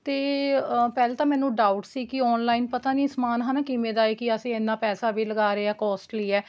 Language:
Punjabi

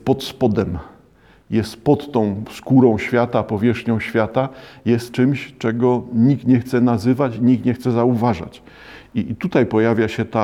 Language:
Polish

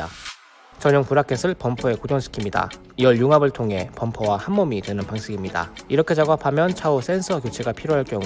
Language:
Korean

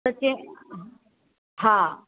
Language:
Sindhi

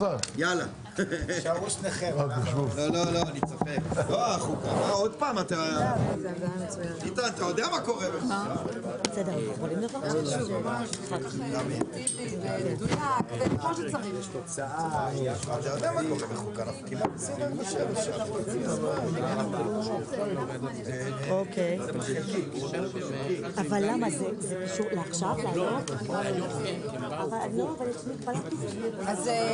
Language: Hebrew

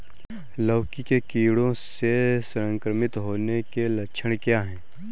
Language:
Hindi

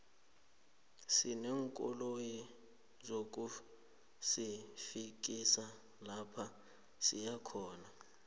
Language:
South Ndebele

